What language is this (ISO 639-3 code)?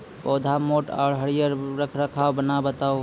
mai